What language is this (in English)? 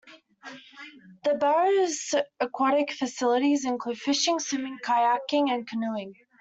English